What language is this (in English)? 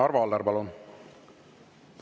Estonian